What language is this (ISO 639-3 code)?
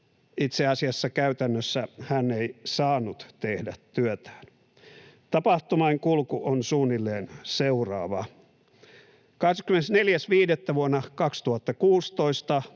fin